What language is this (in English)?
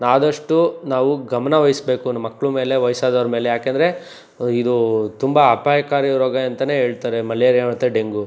Kannada